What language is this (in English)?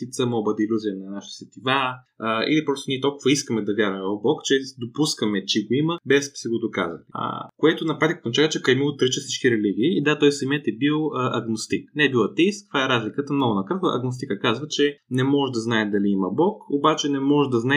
Bulgarian